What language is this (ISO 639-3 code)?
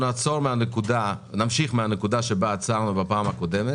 heb